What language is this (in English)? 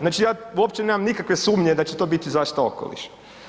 Croatian